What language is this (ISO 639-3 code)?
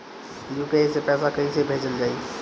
bho